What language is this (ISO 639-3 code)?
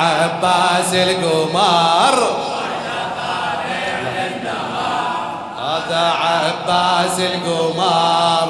ara